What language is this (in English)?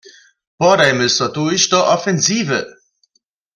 Upper Sorbian